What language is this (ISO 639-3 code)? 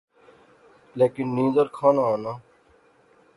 phr